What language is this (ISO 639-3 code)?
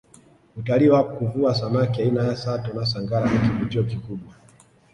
swa